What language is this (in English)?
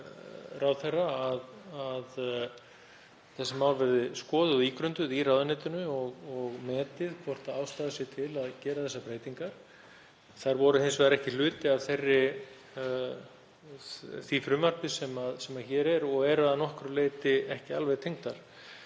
Icelandic